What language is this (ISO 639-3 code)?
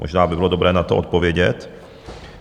ces